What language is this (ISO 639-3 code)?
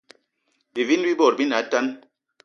eto